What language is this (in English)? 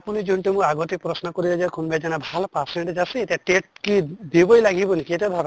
Assamese